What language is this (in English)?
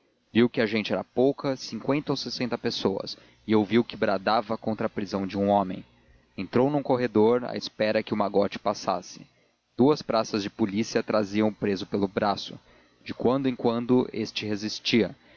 Portuguese